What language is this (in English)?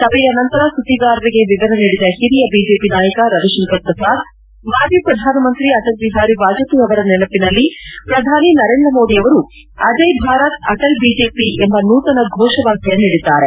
Kannada